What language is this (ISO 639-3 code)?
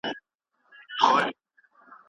pus